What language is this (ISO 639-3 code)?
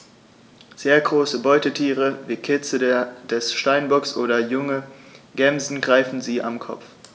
deu